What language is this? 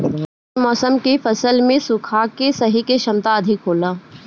Bhojpuri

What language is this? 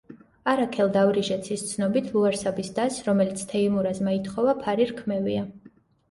Georgian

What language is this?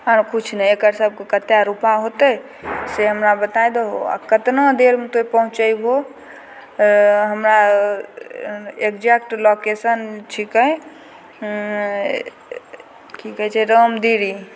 Maithili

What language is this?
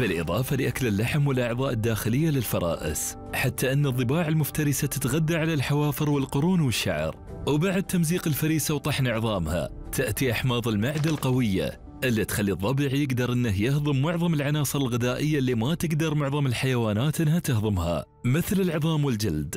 Arabic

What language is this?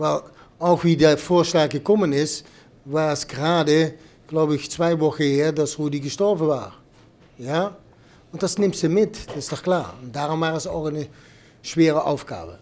German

